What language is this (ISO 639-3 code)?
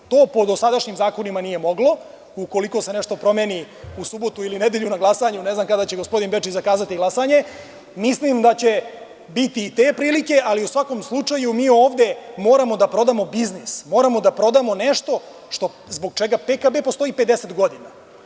srp